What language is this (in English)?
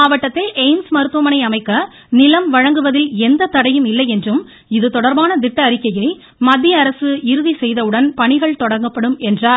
Tamil